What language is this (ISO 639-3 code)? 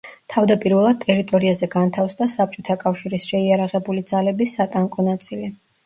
kat